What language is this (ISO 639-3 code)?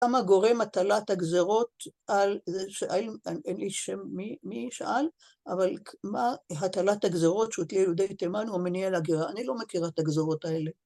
heb